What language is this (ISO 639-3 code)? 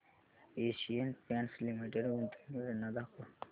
mar